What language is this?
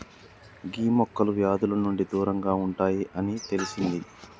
Telugu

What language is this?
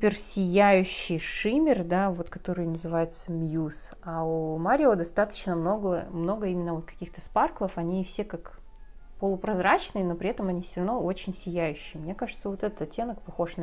Russian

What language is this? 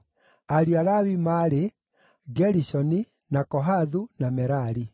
Kikuyu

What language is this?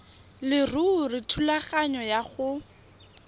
Tswana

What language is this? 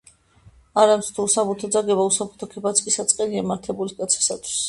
Georgian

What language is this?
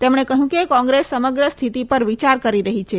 Gujarati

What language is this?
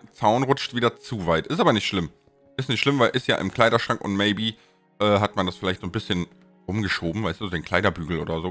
German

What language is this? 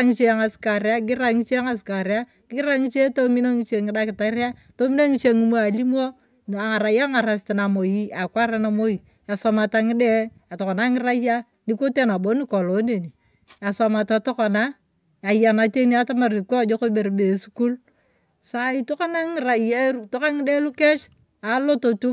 Turkana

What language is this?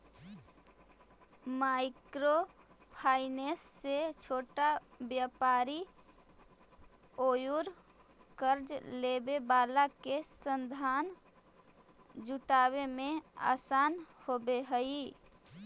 Magahi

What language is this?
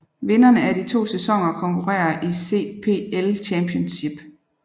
Danish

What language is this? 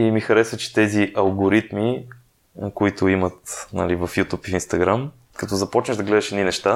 Bulgarian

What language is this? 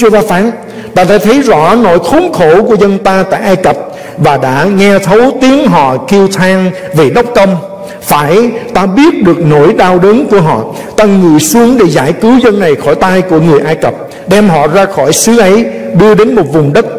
Vietnamese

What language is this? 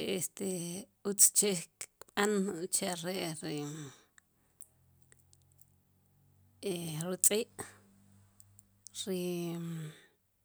Sipacapense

